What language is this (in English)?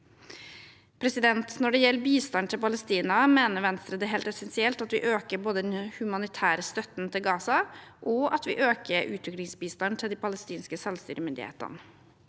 Norwegian